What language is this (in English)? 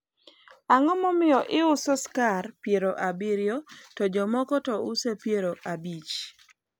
Luo (Kenya and Tanzania)